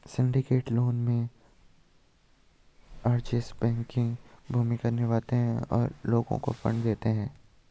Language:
Hindi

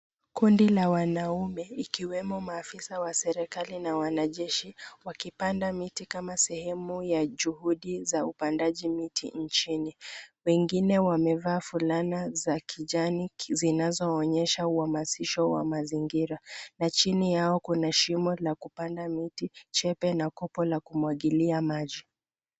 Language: Swahili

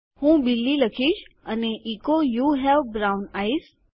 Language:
Gujarati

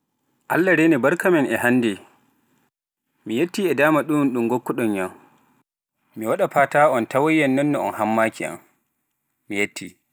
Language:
Pular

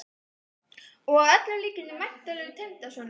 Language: Icelandic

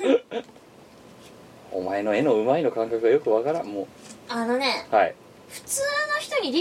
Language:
Japanese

